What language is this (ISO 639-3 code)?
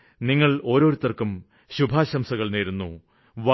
mal